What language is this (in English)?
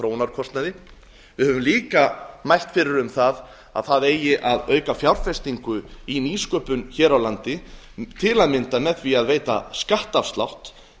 Icelandic